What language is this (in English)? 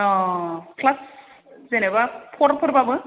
Bodo